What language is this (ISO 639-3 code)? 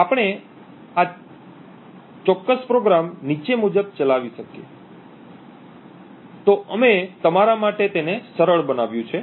guj